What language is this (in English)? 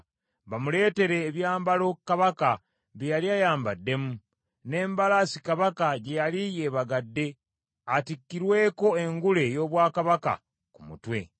Ganda